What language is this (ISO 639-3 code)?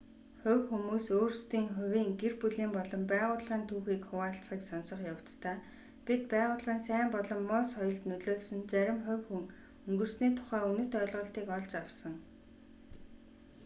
mon